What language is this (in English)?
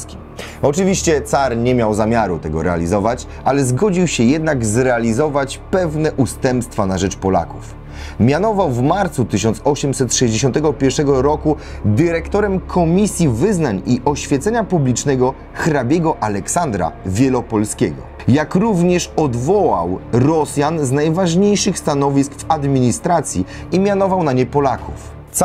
Polish